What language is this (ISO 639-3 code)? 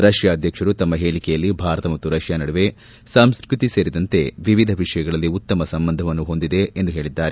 kan